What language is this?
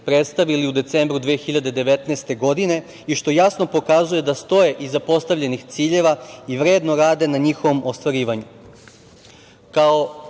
Serbian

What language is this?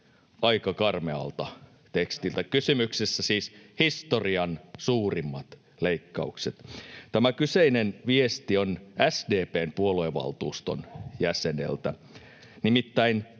Finnish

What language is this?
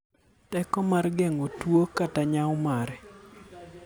Luo (Kenya and Tanzania)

